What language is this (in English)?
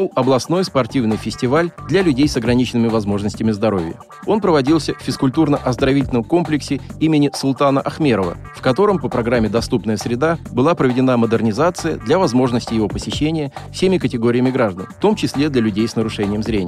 Russian